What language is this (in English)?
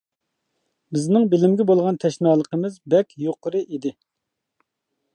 Uyghur